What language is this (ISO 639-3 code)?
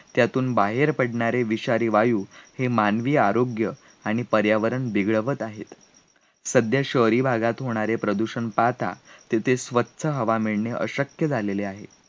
mar